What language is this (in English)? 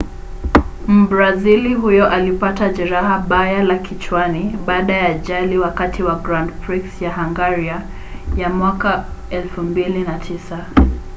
Swahili